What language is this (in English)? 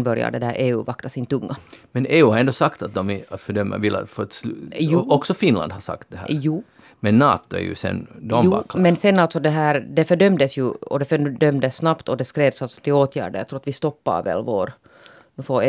Swedish